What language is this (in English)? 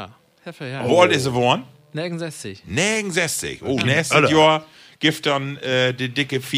German